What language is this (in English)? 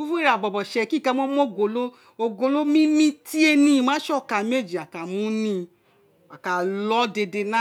Isekiri